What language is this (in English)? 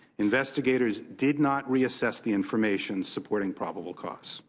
English